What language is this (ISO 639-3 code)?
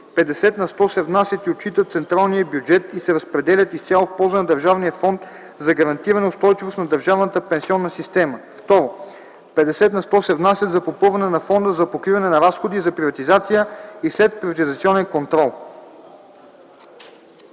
bul